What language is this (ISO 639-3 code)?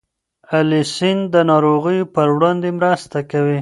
pus